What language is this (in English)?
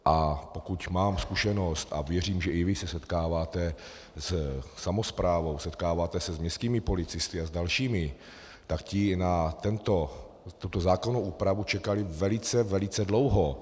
Czech